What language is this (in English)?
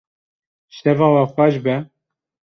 Kurdish